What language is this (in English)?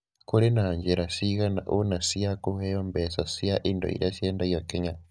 Kikuyu